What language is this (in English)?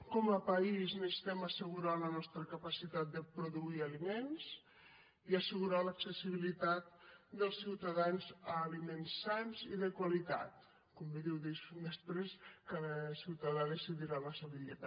Catalan